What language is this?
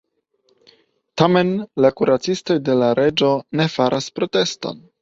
Esperanto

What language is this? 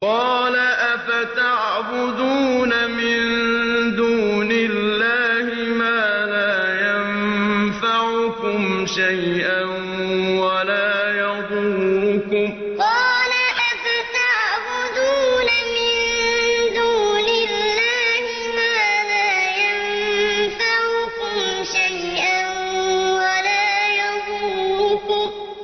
Arabic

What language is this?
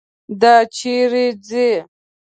Pashto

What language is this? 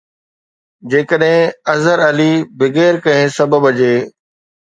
Sindhi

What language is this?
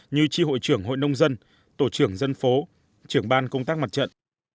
Vietnamese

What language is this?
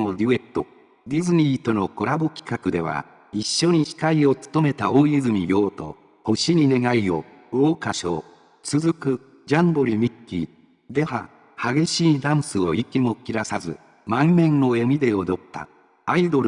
Japanese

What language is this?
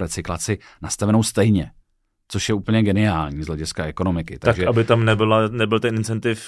Czech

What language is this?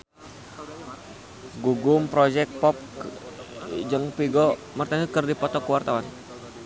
Sundanese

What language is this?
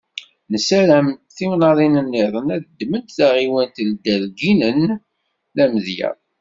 Kabyle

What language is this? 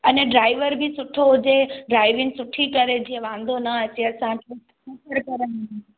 Sindhi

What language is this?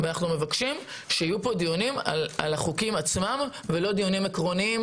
Hebrew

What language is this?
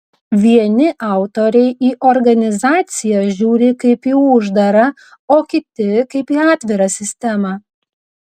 Lithuanian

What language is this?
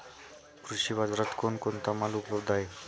Marathi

